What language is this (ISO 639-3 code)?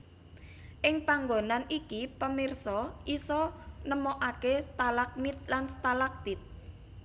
jav